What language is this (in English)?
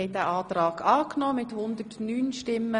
Swiss German